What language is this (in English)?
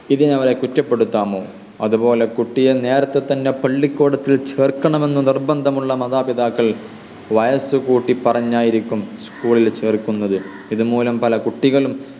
Malayalam